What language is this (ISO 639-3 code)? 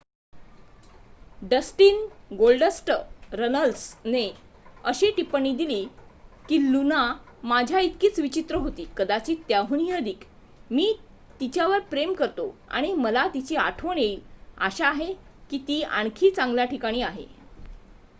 mar